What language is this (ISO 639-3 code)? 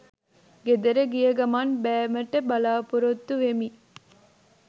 sin